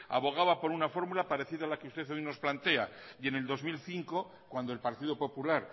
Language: Spanish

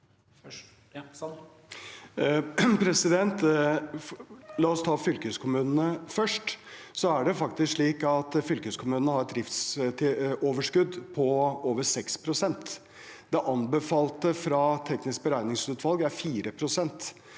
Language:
Norwegian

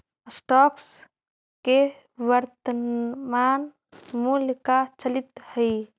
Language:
Magahi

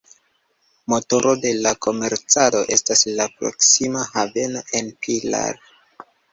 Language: Esperanto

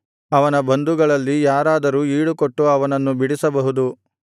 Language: Kannada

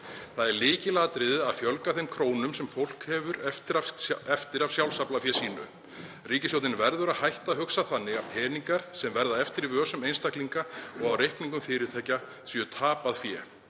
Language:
Icelandic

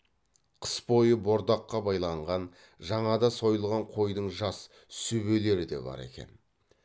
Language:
Kazakh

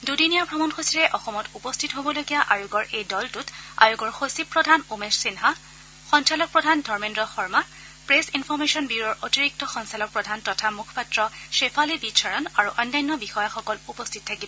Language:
Assamese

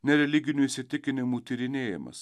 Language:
Lithuanian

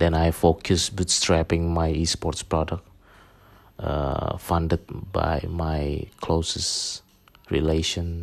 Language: Indonesian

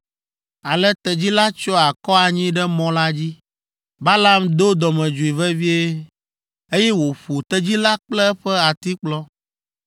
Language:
Ewe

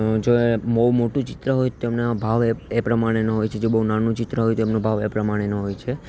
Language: Gujarati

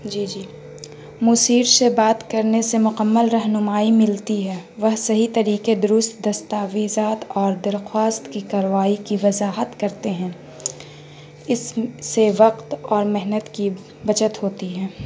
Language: Urdu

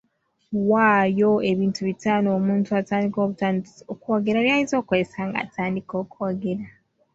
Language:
Ganda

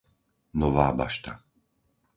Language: Slovak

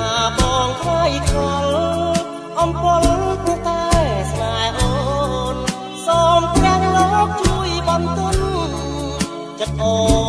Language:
Thai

